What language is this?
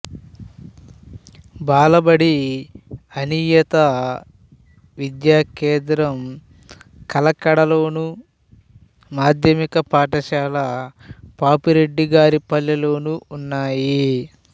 Telugu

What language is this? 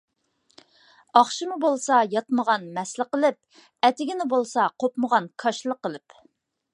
Uyghur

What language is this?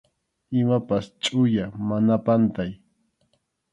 Arequipa-La Unión Quechua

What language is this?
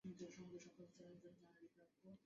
Bangla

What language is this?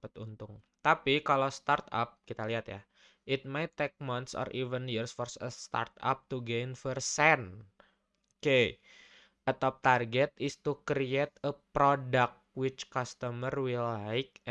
Indonesian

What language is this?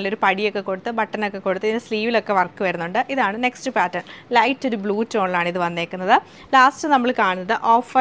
Malayalam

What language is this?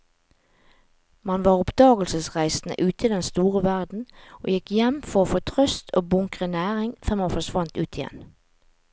Norwegian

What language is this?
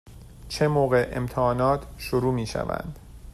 Persian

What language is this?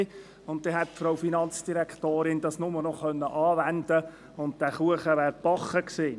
Swiss German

